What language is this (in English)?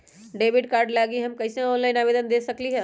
Magahi